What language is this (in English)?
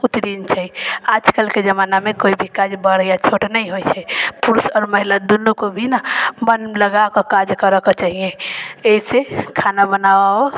Maithili